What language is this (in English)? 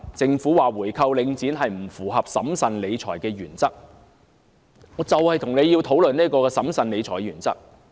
Cantonese